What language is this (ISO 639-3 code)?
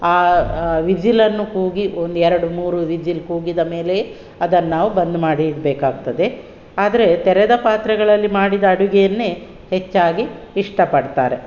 kan